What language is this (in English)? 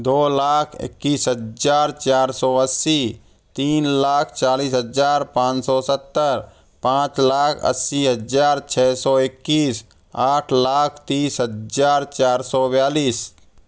Hindi